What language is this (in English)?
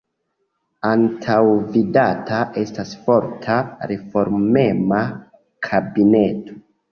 Esperanto